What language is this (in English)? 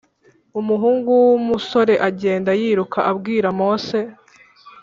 Kinyarwanda